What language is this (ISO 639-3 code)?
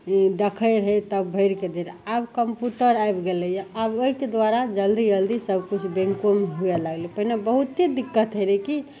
mai